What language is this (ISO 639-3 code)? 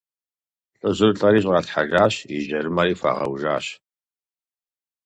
kbd